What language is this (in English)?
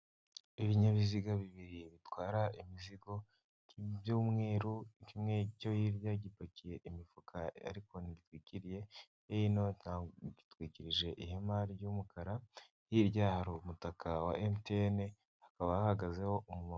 Kinyarwanda